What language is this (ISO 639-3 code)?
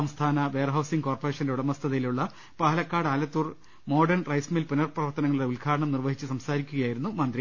mal